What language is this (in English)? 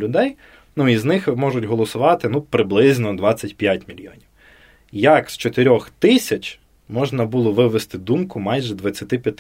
Ukrainian